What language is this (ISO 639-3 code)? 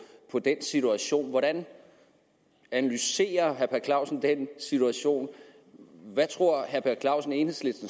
dan